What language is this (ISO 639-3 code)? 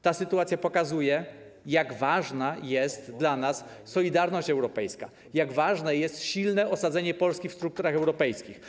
pol